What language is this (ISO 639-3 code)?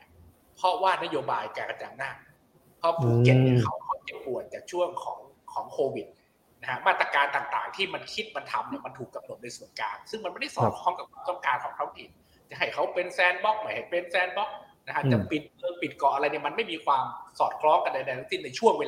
tha